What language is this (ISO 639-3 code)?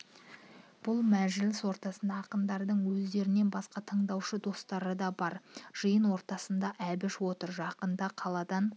kaz